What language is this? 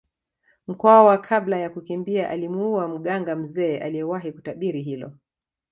Swahili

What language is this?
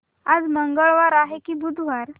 Marathi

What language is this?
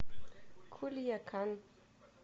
Russian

